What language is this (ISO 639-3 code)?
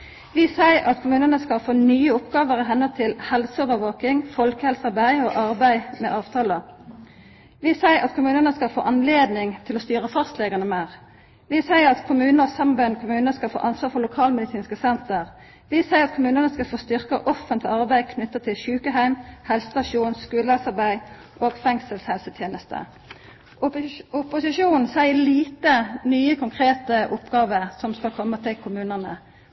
nno